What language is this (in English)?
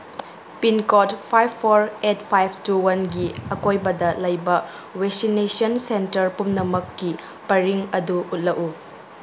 Manipuri